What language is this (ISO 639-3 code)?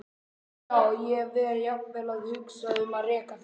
isl